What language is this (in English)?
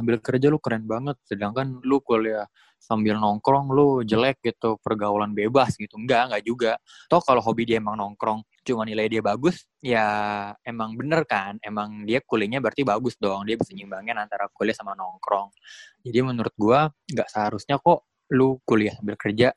Indonesian